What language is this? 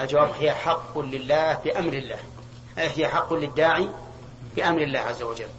Arabic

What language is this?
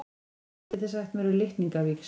Icelandic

